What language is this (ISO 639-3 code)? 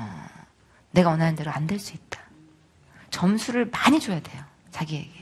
kor